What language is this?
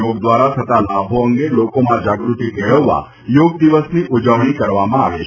Gujarati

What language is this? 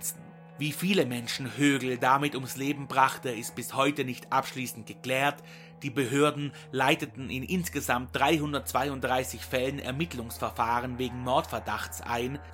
German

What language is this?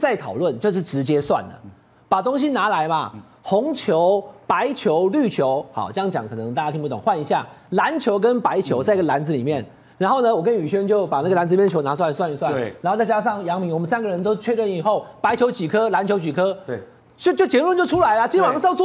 Chinese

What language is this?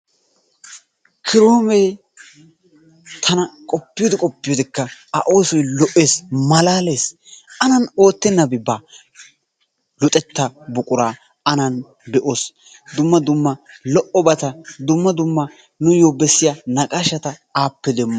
Wolaytta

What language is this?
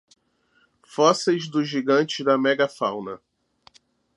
Portuguese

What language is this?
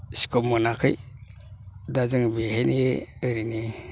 Bodo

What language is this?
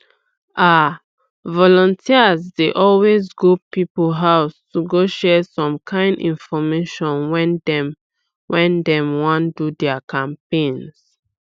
Nigerian Pidgin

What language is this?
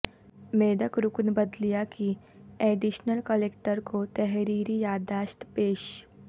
Urdu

